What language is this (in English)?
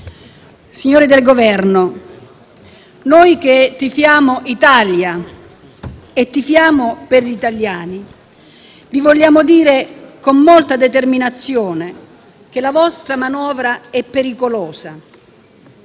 Italian